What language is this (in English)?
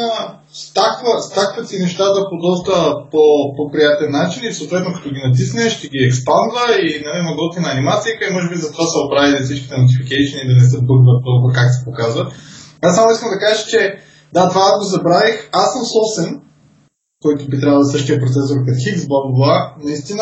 Bulgarian